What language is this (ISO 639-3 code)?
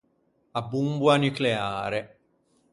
lij